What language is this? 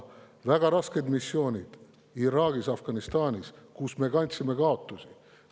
Estonian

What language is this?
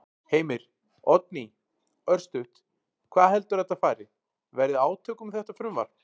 Icelandic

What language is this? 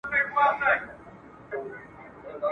Pashto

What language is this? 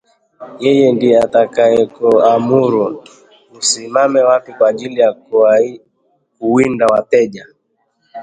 Swahili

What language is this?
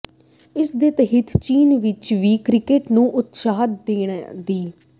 Punjabi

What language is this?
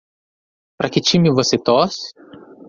Portuguese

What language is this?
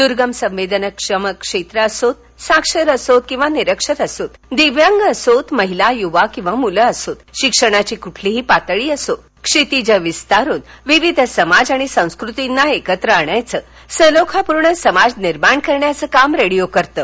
Marathi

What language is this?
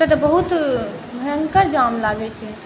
Maithili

